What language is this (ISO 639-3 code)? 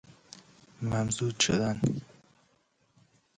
fas